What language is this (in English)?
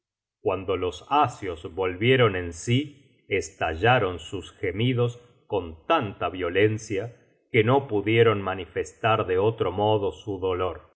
Spanish